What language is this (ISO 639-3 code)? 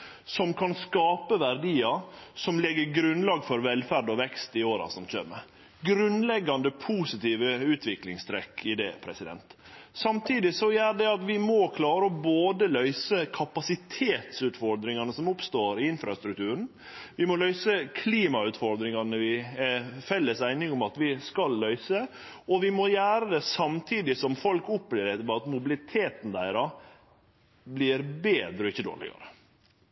nno